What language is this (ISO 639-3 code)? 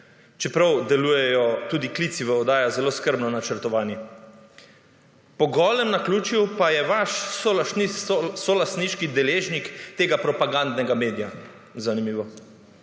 slv